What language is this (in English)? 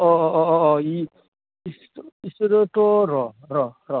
Bodo